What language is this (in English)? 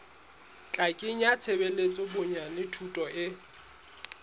Southern Sotho